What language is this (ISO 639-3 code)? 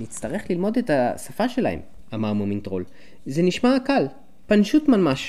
heb